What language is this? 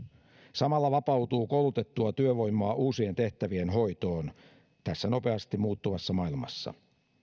Finnish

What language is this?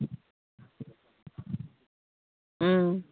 Manipuri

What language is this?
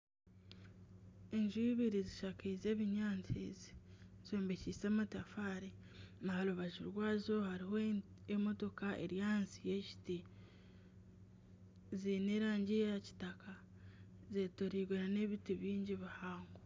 Nyankole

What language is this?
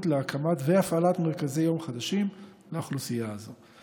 Hebrew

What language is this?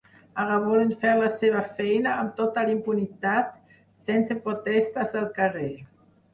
Catalan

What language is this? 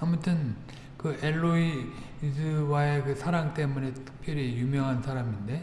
Korean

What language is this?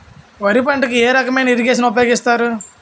Telugu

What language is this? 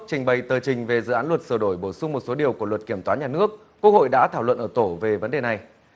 Vietnamese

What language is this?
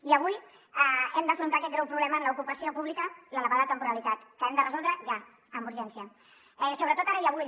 Catalan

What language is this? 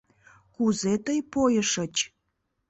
Mari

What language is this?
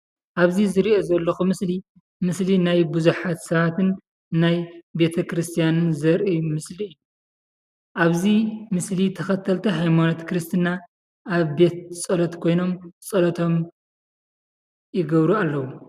Tigrinya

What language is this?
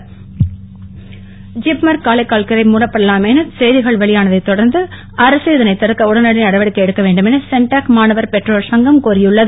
Tamil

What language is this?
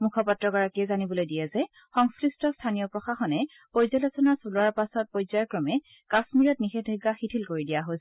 Assamese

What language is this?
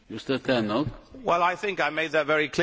English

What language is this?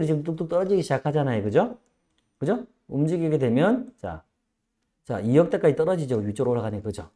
Korean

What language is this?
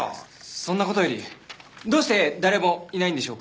Japanese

